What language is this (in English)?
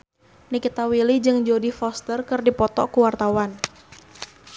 Sundanese